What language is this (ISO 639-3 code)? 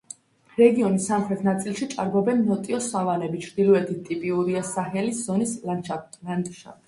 kat